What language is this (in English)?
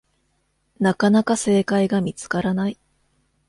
Japanese